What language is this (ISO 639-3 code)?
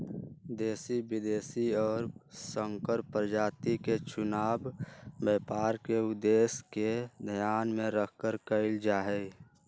mag